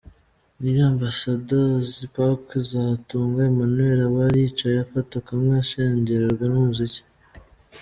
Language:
Kinyarwanda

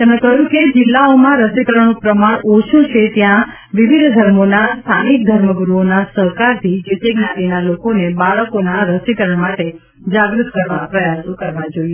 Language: Gujarati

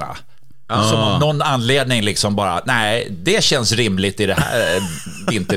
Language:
Swedish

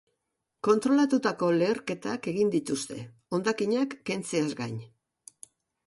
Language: Basque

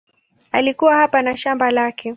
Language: Swahili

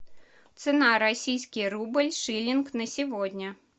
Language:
Russian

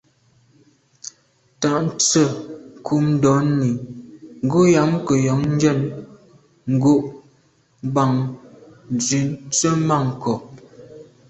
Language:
Medumba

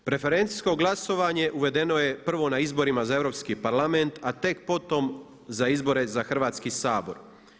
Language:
Croatian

